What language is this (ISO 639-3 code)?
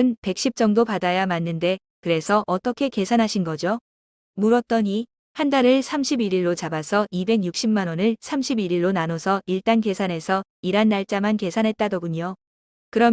kor